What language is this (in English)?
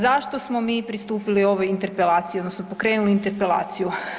Croatian